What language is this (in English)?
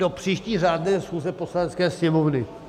Czech